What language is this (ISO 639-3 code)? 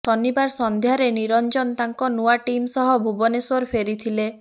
ori